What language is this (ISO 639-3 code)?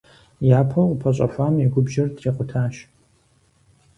kbd